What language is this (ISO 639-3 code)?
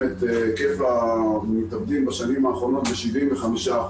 heb